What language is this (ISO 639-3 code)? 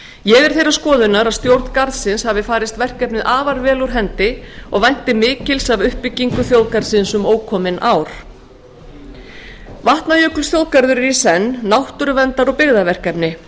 isl